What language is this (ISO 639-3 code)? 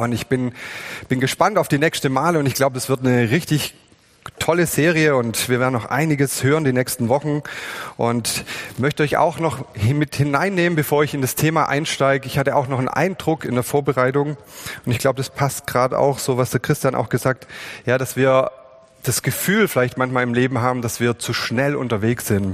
deu